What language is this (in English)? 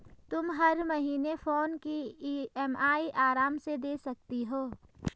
Hindi